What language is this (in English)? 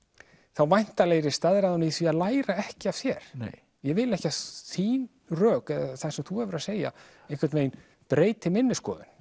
Icelandic